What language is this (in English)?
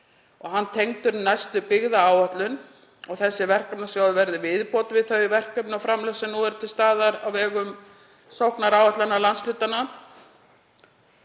Icelandic